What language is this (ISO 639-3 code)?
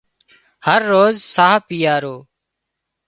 kxp